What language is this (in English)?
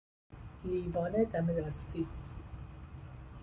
Persian